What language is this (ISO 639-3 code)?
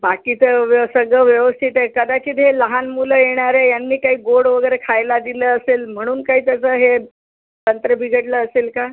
mar